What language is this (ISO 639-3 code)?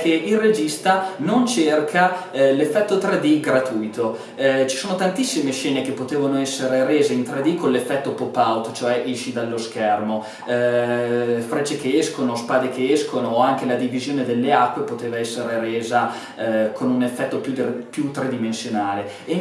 ita